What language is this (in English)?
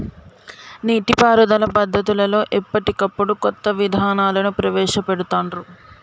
Telugu